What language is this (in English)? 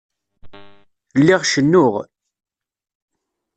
Kabyle